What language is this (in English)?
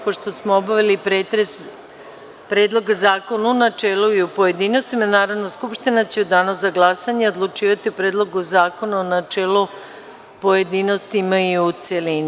Serbian